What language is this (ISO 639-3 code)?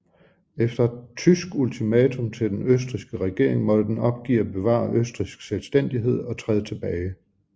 dan